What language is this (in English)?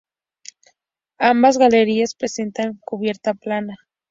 Spanish